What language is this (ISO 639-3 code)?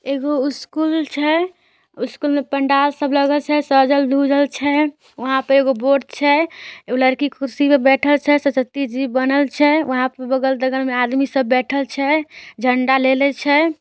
mag